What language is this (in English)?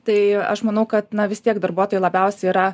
Lithuanian